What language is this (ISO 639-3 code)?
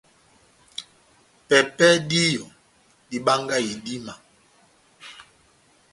bnm